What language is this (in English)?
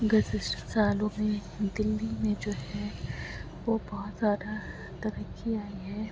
Urdu